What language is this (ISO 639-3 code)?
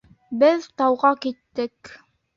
bak